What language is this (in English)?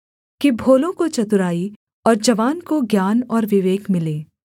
Hindi